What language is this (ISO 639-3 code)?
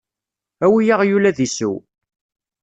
kab